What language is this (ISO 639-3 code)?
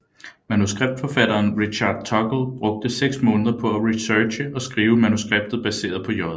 dan